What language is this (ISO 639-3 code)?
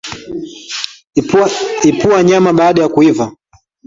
swa